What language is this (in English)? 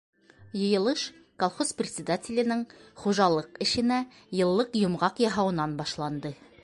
Bashkir